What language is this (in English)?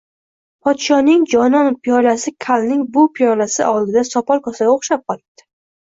Uzbek